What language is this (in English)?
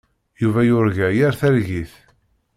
Kabyle